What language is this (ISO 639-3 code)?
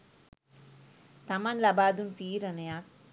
sin